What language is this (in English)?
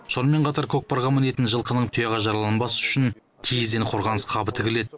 Kazakh